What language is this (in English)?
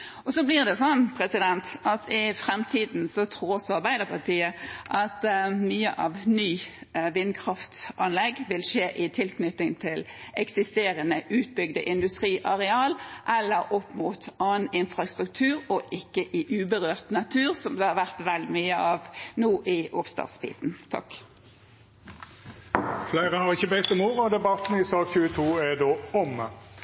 Norwegian